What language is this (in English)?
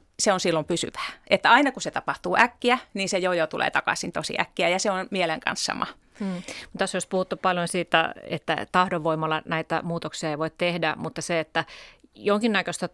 Finnish